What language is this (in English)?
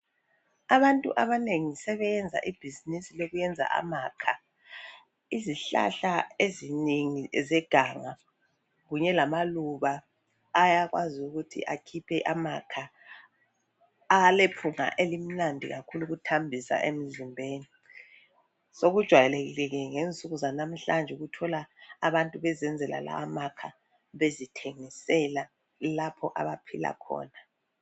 North Ndebele